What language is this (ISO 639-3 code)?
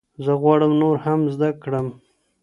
pus